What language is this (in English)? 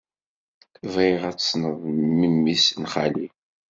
Kabyle